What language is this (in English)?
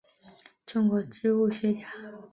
Chinese